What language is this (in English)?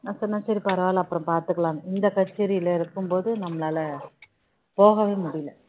Tamil